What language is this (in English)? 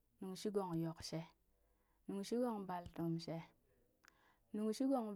Burak